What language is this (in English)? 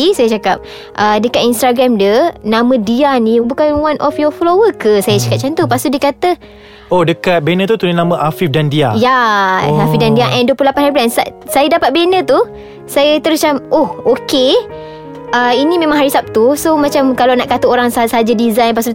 Malay